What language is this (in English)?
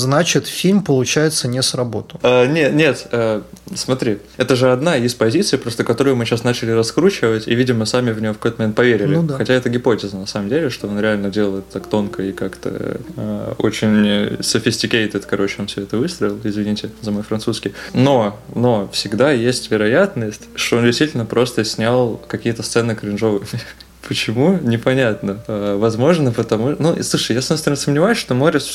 Russian